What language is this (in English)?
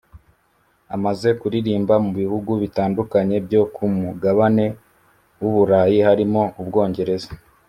Kinyarwanda